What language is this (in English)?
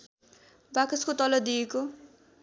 Nepali